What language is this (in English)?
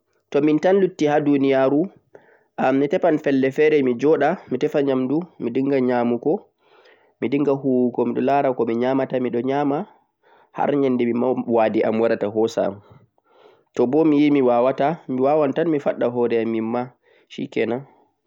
Central-Eastern Niger Fulfulde